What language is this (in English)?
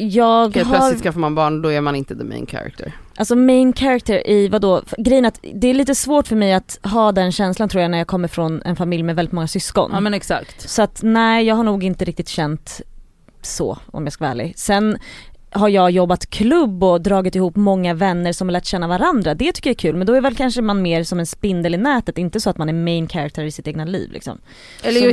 Swedish